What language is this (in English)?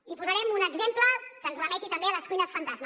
Catalan